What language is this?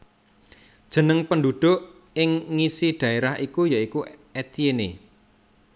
Javanese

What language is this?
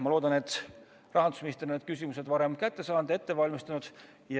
Estonian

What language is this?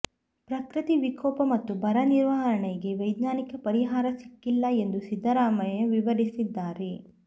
Kannada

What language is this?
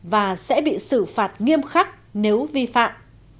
Vietnamese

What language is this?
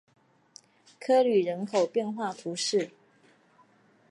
Chinese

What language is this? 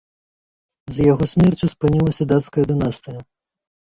Belarusian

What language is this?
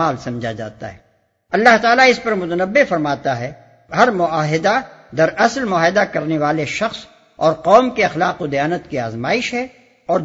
Urdu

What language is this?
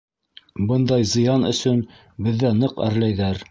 Bashkir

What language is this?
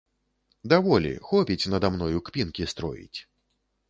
Belarusian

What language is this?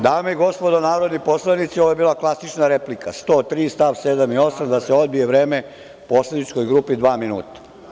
Serbian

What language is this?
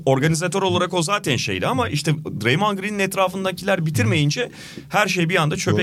Turkish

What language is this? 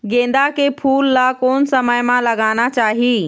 Chhattisgarhi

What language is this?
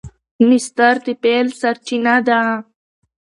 Pashto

